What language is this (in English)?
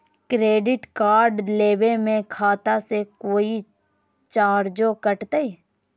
Magahi